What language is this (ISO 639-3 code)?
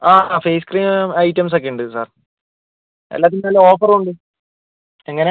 mal